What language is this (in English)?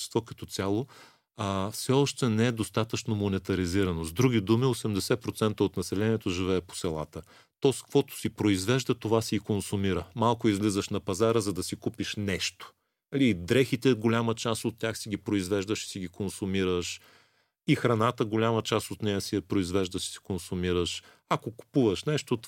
Bulgarian